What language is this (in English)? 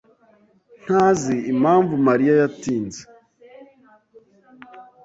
Kinyarwanda